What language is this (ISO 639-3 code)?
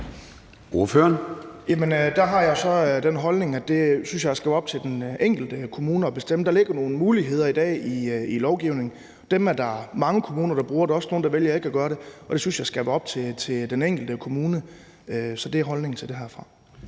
dan